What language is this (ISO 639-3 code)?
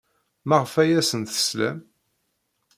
kab